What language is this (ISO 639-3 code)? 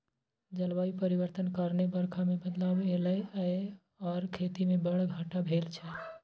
mai